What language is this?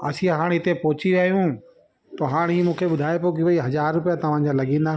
Sindhi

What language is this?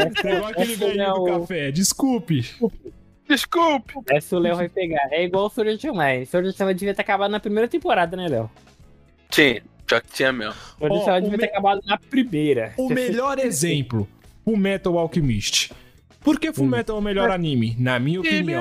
Portuguese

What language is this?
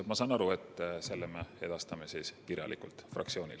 Estonian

